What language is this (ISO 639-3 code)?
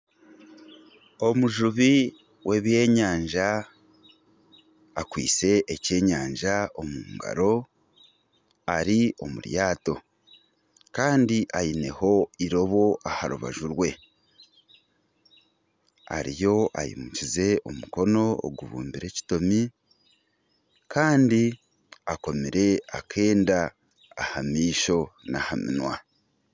nyn